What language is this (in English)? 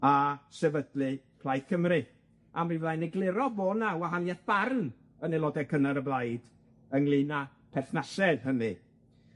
Welsh